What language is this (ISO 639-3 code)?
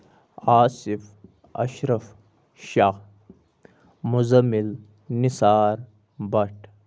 kas